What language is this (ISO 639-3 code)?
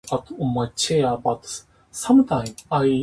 jpn